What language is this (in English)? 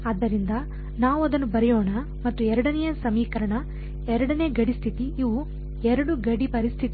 Kannada